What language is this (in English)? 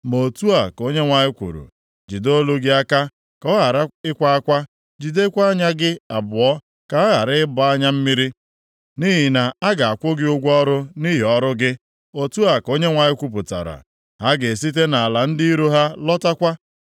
Igbo